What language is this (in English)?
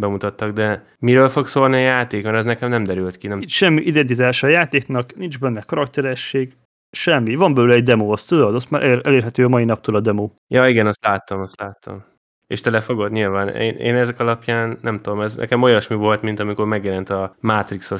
Hungarian